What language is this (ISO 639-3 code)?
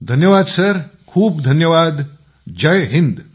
mar